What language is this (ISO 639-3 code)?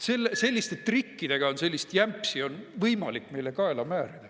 est